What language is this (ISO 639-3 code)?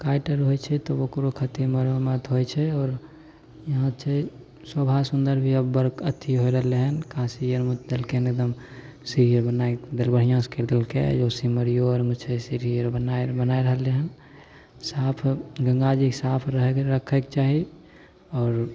mai